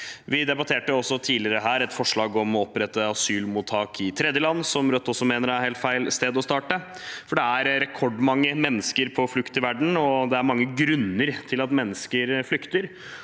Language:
Norwegian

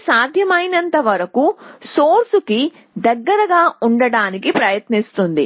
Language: Telugu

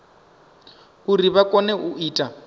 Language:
Venda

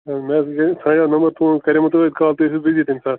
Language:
Kashmiri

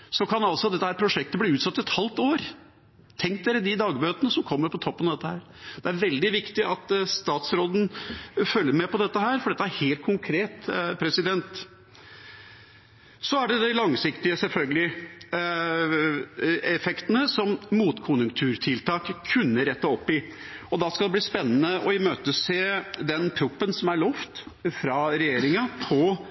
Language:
Norwegian Bokmål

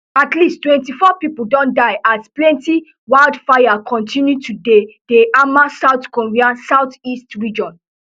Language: Nigerian Pidgin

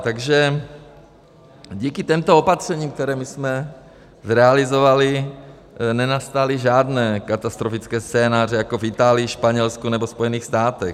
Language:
Czech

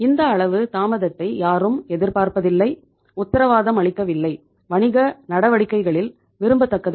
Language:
Tamil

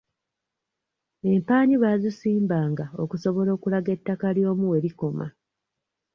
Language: Ganda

